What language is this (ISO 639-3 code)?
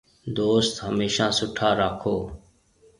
mve